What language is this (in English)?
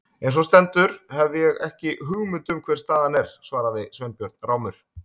Icelandic